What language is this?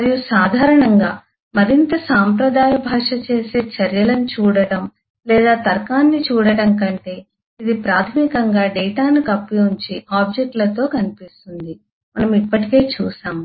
Telugu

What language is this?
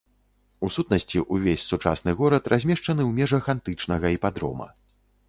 Belarusian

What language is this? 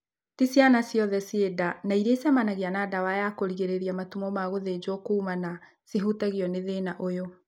Kikuyu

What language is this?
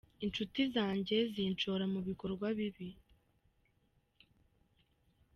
Kinyarwanda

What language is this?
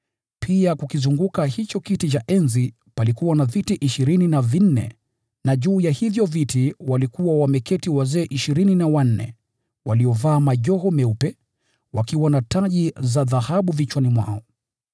Swahili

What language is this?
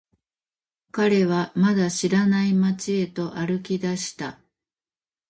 Japanese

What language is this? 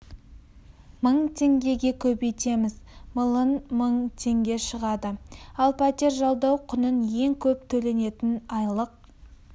Kazakh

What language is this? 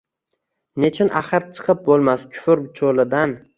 Uzbek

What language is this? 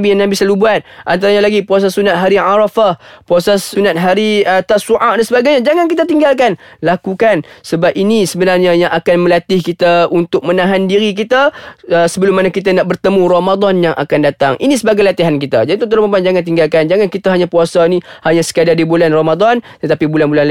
Malay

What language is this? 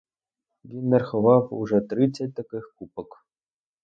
Ukrainian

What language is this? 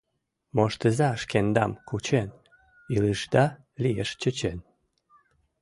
Mari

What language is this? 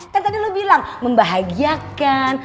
Indonesian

